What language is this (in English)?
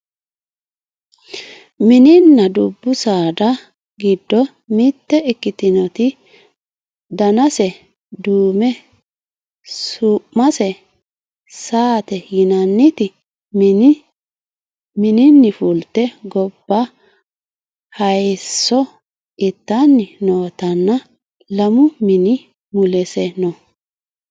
Sidamo